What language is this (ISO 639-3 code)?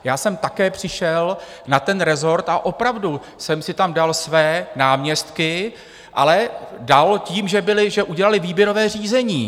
ces